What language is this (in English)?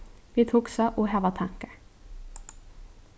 Faroese